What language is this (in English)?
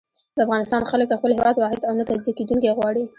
Pashto